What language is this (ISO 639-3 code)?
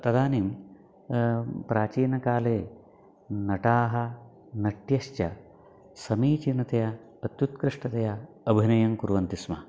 san